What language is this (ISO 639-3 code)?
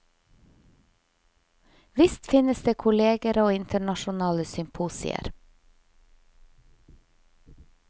nor